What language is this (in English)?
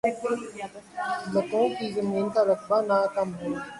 Urdu